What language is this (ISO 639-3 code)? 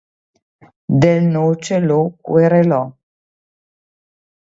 ita